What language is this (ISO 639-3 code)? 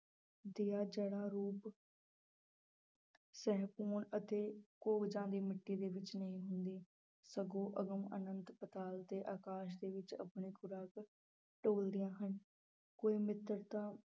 pan